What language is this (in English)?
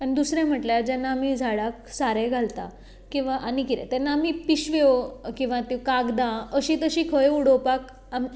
Konkani